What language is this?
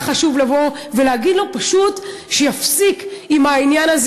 Hebrew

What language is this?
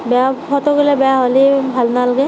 Assamese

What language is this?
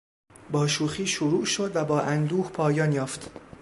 Persian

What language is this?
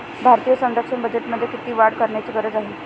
Marathi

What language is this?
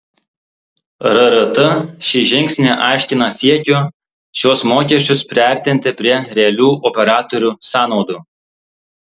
Lithuanian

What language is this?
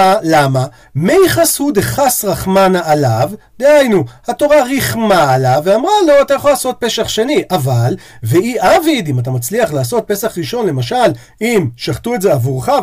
Hebrew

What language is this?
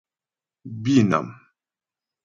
Ghomala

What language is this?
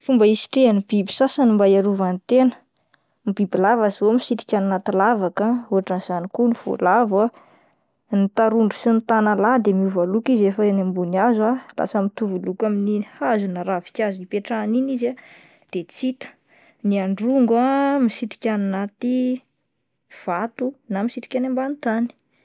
Malagasy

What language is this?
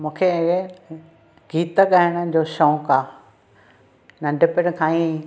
Sindhi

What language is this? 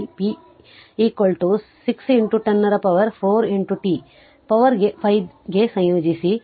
Kannada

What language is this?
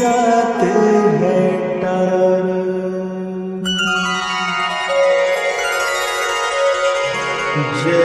Romanian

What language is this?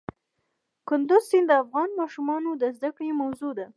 Pashto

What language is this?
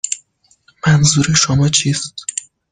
Persian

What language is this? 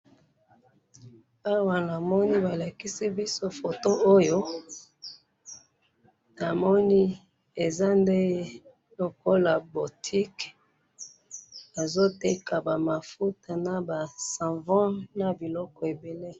Lingala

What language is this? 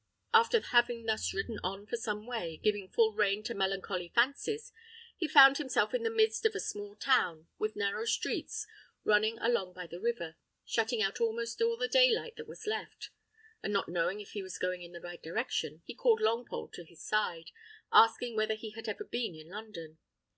English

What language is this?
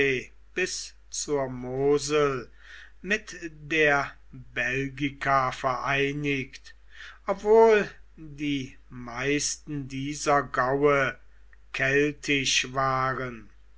German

